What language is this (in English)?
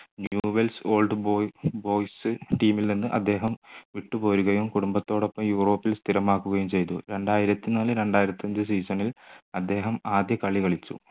Malayalam